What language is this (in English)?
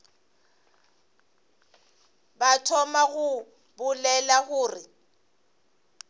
Northern Sotho